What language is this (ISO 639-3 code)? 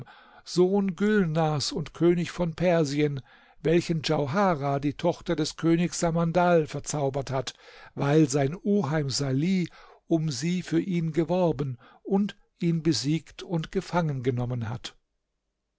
deu